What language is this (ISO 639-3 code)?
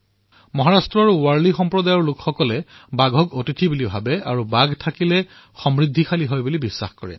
asm